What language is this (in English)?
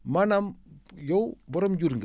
Wolof